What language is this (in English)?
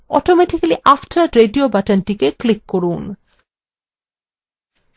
Bangla